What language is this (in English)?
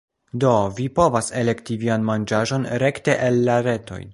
Esperanto